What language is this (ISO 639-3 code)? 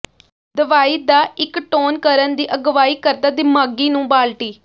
pan